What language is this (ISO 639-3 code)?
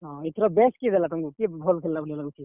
ori